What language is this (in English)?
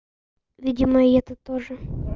Russian